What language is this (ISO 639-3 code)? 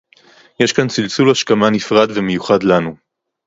heb